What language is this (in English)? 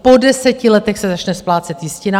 Czech